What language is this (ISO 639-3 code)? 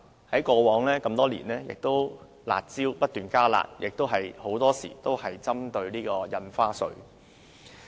yue